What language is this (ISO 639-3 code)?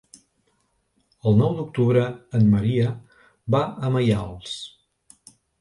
cat